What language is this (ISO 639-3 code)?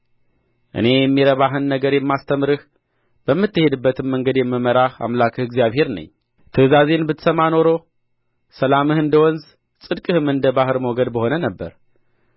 amh